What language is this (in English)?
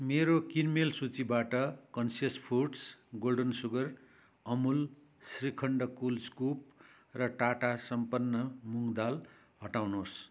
Nepali